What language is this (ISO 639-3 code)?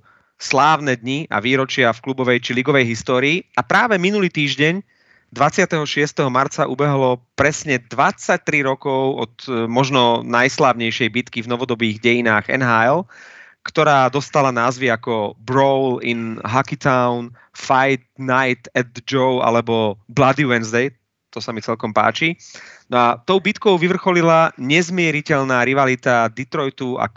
slk